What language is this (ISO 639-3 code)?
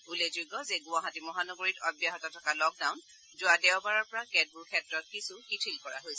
asm